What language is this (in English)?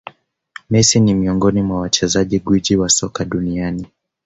Swahili